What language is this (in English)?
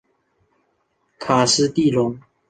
Chinese